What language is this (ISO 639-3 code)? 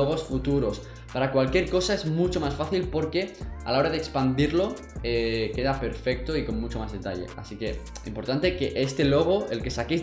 spa